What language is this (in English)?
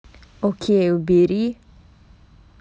Russian